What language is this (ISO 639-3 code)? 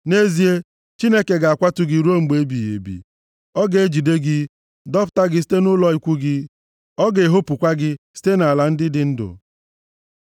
ibo